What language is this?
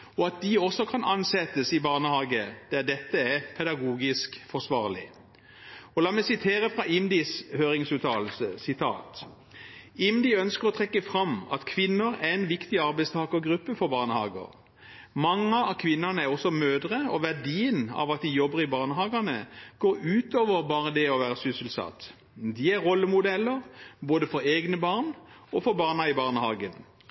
Norwegian Bokmål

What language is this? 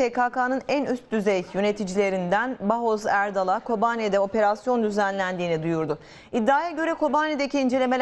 Turkish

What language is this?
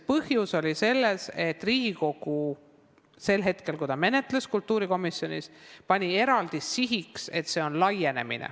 Estonian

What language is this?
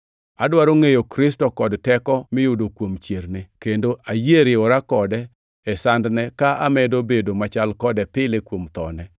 Luo (Kenya and Tanzania)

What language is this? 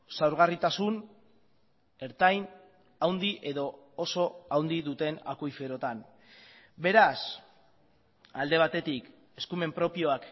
Basque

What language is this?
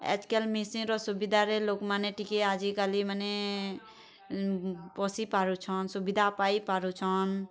Odia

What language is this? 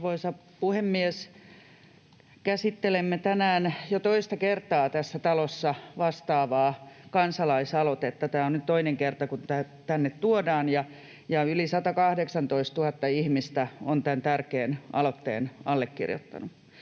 Finnish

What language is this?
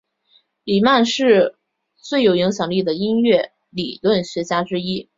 Chinese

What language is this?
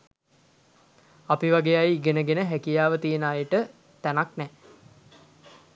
Sinhala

